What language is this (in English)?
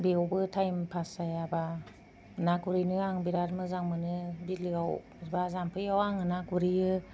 Bodo